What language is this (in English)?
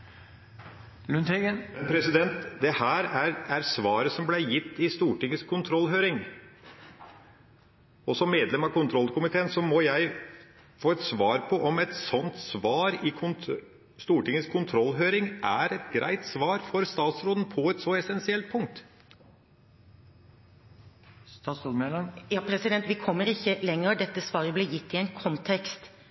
Norwegian